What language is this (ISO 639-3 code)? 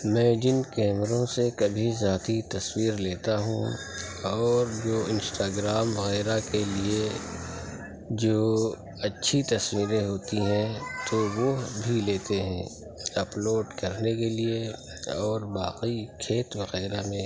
urd